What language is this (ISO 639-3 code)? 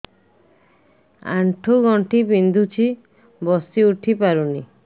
ori